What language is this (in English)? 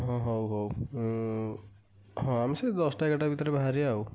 Odia